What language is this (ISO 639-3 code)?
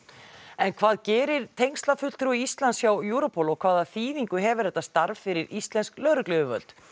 isl